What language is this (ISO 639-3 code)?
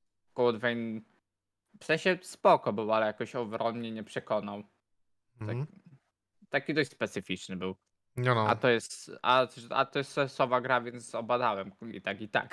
pol